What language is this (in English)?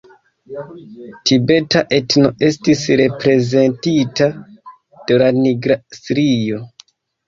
Esperanto